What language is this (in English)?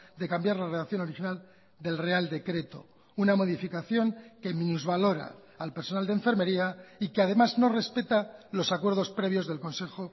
Spanish